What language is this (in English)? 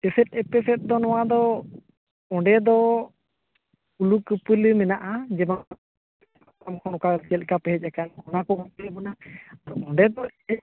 Santali